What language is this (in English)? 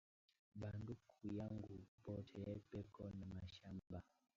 Swahili